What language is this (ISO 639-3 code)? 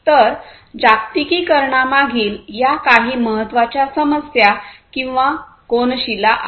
mar